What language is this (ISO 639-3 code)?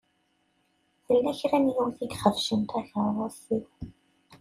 kab